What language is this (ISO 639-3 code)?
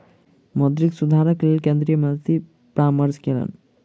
mai